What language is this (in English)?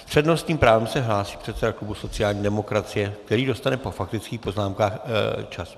Czech